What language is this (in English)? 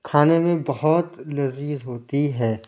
Urdu